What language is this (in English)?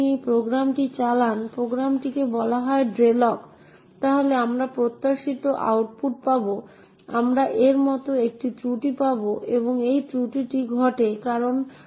Bangla